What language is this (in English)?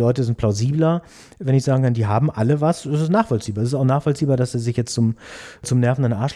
German